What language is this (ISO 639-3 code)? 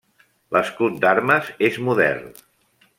cat